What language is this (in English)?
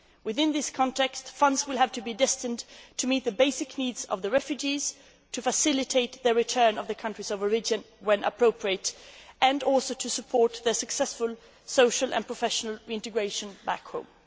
English